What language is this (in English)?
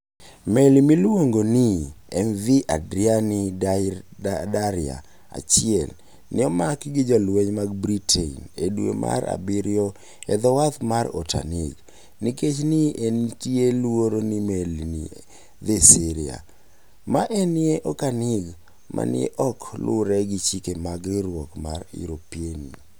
Luo (Kenya and Tanzania)